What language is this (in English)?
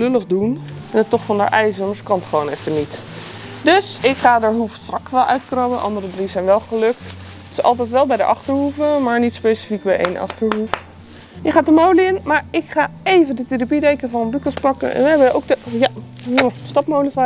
Dutch